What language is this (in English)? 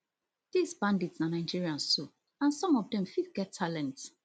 Nigerian Pidgin